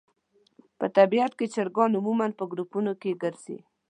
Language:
Pashto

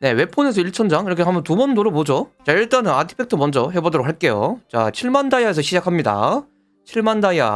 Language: Korean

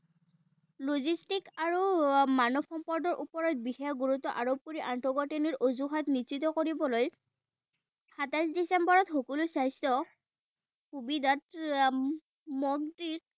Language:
Assamese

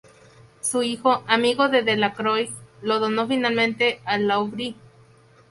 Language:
Spanish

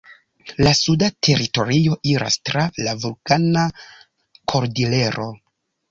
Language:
Esperanto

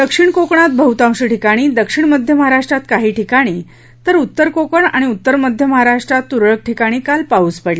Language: Marathi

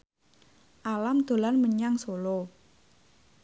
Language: Javanese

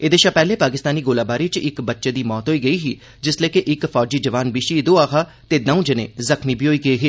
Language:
Dogri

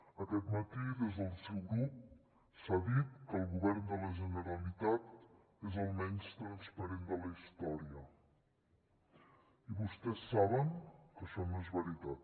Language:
Catalan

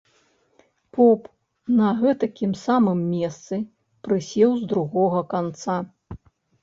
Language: Belarusian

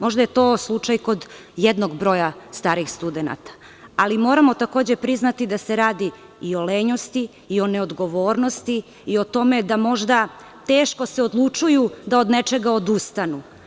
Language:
Serbian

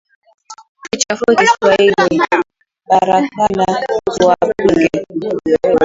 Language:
Swahili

